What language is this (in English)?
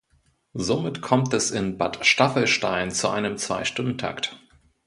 German